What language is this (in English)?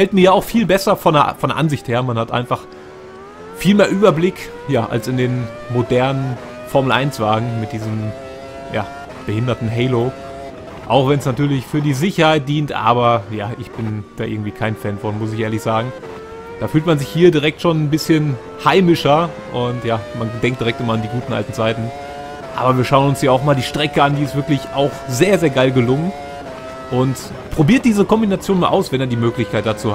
German